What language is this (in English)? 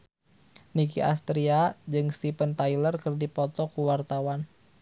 Sundanese